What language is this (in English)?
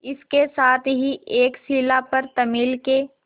Hindi